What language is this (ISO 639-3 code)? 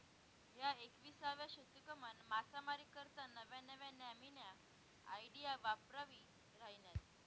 mar